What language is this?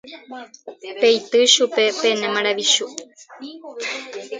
Guarani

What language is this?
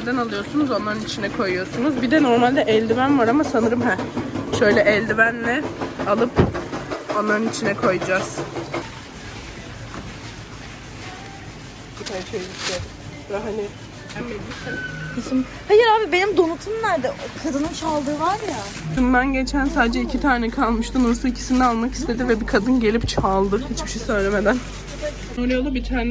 Turkish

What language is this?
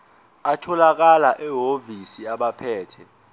Zulu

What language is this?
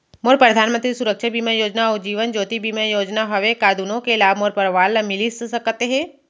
Chhattisgarhi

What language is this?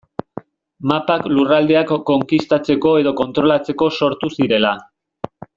Basque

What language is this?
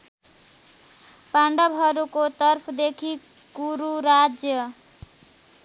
Nepali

